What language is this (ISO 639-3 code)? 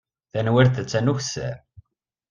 kab